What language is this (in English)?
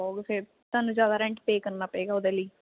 Punjabi